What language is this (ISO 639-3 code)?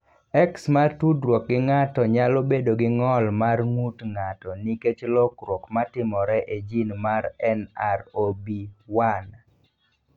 luo